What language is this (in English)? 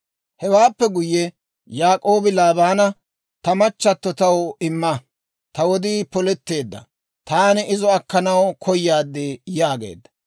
Dawro